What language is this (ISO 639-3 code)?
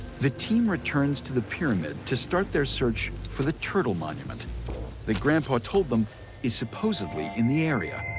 eng